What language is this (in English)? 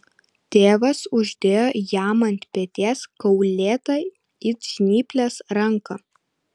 Lithuanian